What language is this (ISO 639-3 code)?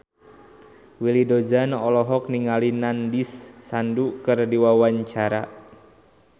sun